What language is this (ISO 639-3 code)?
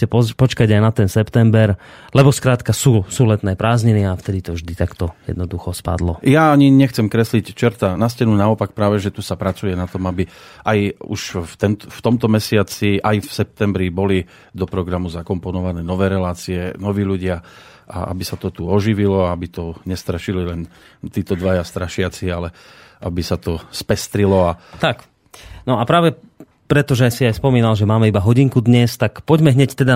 slk